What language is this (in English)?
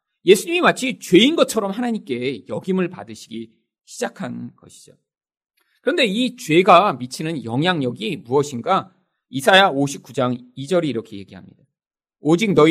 Korean